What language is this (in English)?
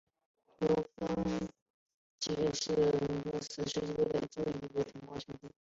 Chinese